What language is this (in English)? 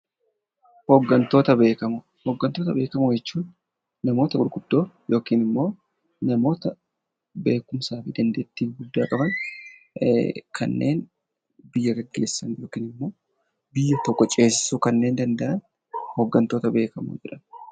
Oromo